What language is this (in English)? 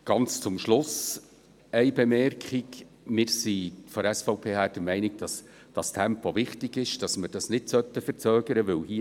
Swiss German